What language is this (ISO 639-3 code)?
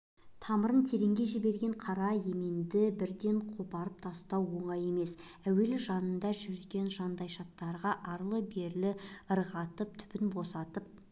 kaz